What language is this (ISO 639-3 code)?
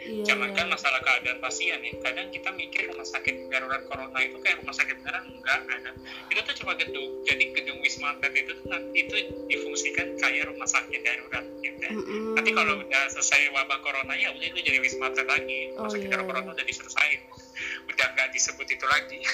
ind